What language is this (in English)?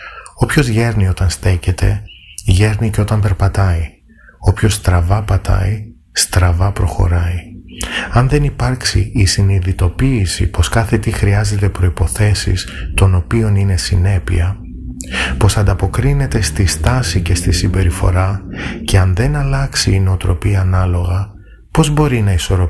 Greek